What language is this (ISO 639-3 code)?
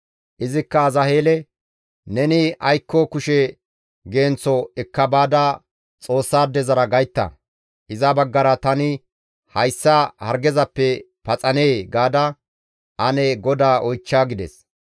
gmv